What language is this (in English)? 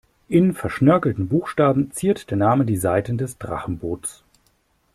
German